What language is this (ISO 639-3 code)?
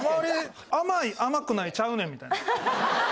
jpn